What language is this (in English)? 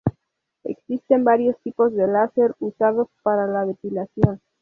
Spanish